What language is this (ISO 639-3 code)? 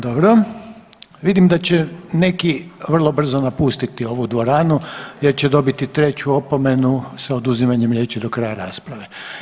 hrv